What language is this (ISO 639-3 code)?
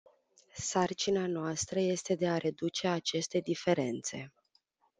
ron